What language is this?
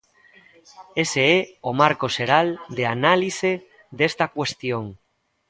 Galician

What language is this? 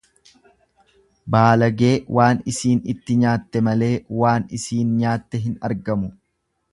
Oromo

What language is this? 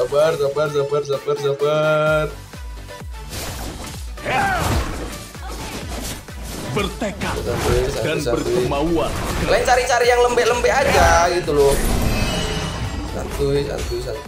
Indonesian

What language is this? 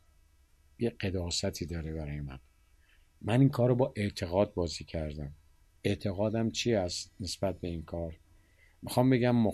Persian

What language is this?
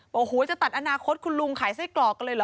Thai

